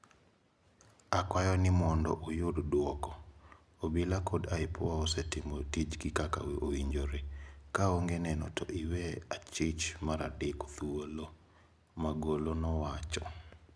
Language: Luo (Kenya and Tanzania)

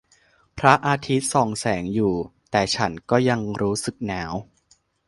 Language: Thai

